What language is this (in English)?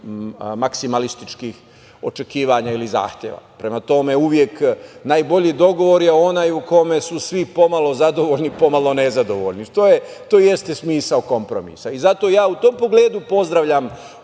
Serbian